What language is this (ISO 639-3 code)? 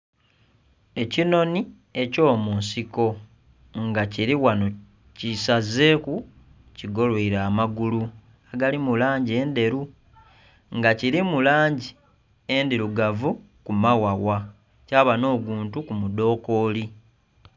xog